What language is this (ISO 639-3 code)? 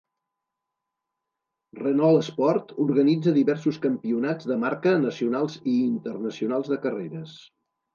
cat